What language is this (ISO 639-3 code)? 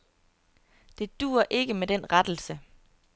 dan